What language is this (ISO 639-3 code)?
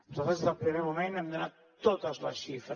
cat